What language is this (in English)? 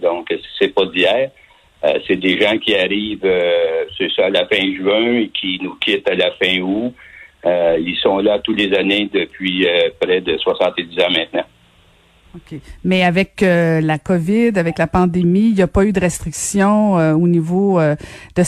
French